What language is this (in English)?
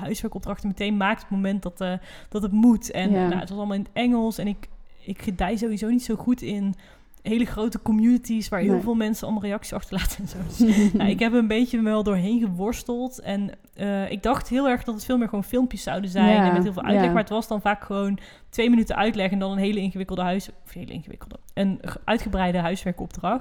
Dutch